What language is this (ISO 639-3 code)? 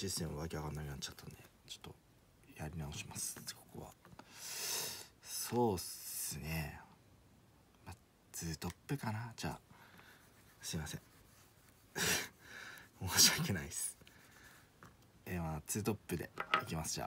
jpn